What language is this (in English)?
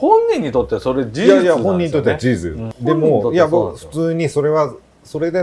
Japanese